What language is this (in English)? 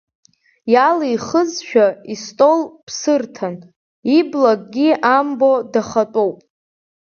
Abkhazian